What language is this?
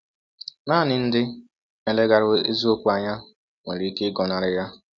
Igbo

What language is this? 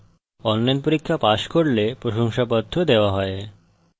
Bangla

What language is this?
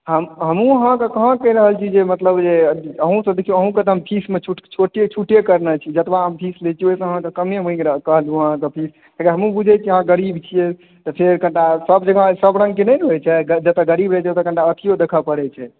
Maithili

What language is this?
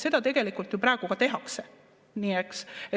Estonian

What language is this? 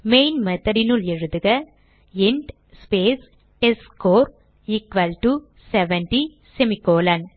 Tamil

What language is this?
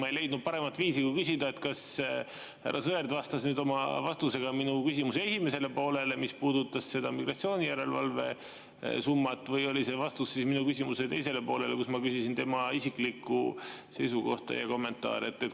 Estonian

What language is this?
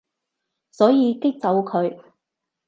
Cantonese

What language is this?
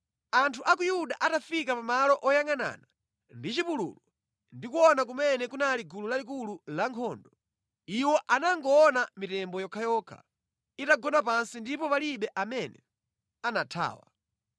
Nyanja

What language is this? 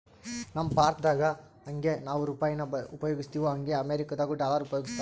Kannada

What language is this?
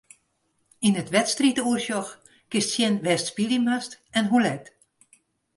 Western Frisian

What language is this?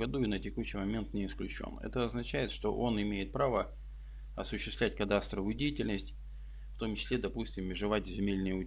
Russian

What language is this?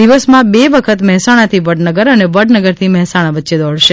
Gujarati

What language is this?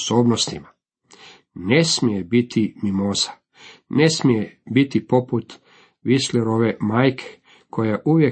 Croatian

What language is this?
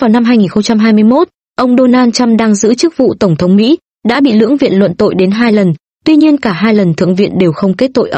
Vietnamese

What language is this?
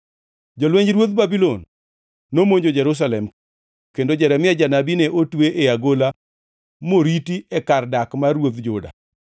Luo (Kenya and Tanzania)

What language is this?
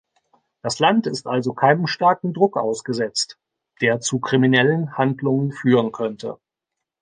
German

